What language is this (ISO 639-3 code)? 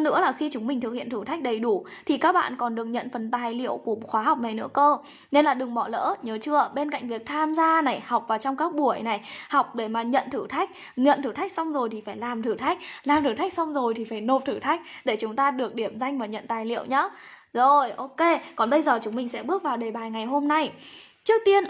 vie